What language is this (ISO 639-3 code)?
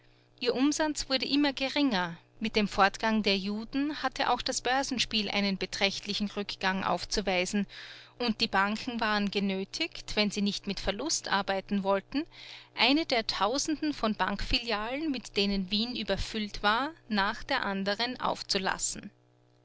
deu